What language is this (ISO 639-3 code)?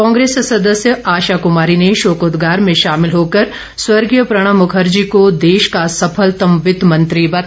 hin